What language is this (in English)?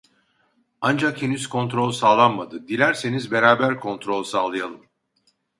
Turkish